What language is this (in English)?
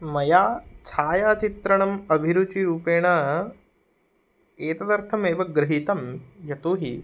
Sanskrit